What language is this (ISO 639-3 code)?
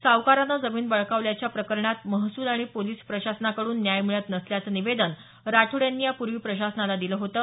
mar